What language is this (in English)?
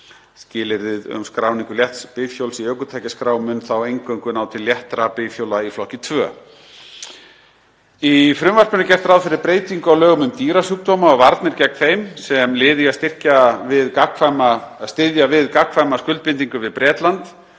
Icelandic